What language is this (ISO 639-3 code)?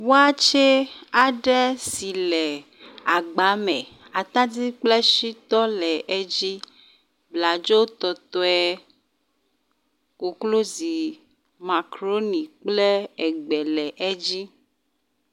ewe